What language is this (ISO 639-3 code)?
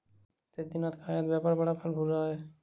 hin